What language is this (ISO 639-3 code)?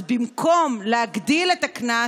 heb